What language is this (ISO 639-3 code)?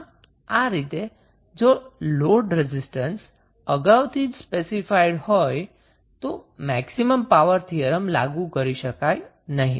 guj